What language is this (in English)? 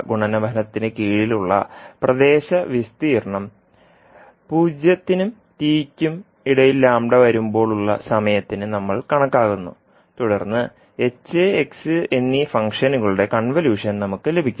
Malayalam